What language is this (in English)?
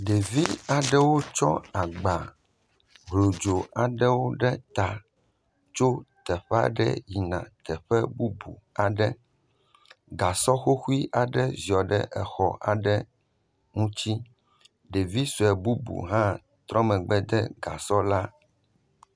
Ewe